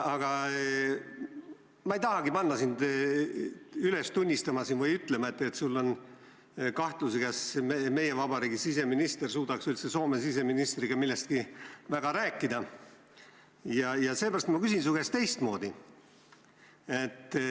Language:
Estonian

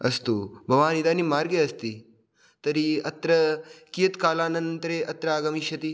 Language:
Sanskrit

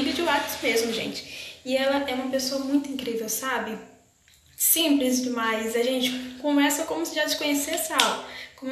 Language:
Portuguese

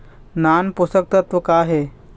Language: Chhattisgarhi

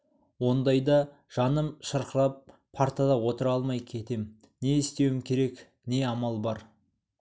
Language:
Kazakh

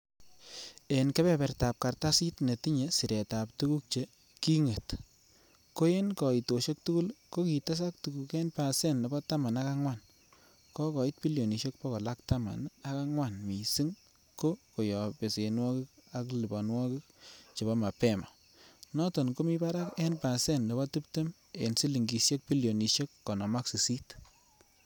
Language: Kalenjin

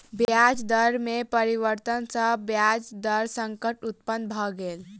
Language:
Maithili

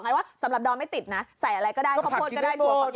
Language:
Thai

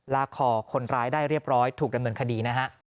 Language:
Thai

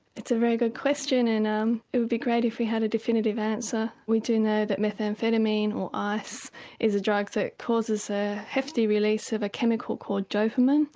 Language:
English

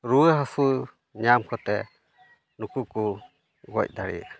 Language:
Santali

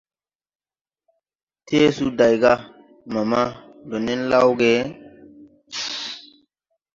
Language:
Tupuri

